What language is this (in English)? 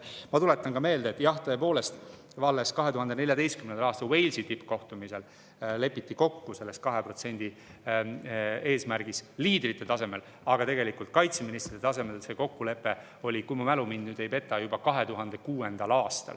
Estonian